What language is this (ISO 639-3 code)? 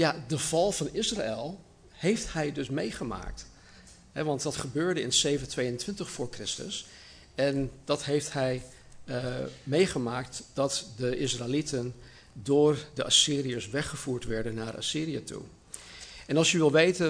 nld